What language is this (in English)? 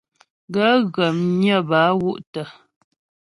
Ghomala